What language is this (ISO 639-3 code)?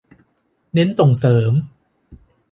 tha